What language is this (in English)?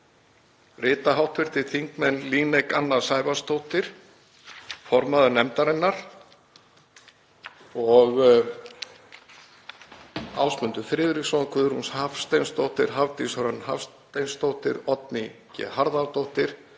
Icelandic